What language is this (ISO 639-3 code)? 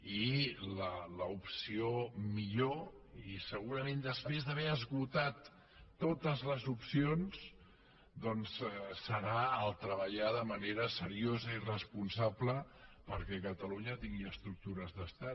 cat